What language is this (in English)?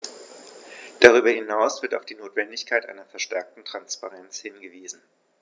German